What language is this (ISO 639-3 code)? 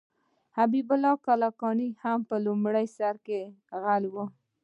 pus